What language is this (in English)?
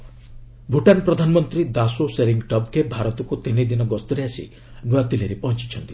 Odia